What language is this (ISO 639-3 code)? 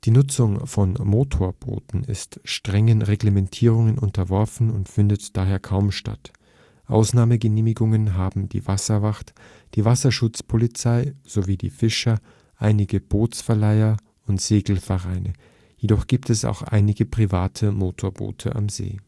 deu